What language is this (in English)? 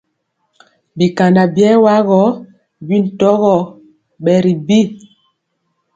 Mpiemo